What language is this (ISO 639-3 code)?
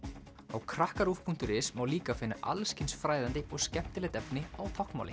isl